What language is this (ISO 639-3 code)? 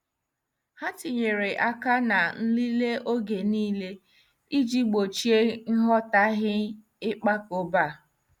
ibo